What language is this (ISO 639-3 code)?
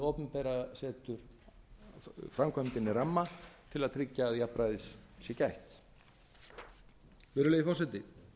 isl